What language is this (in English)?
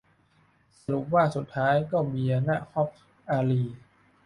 Thai